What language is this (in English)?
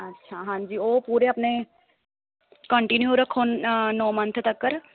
Punjabi